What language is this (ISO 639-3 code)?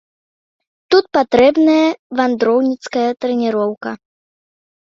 bel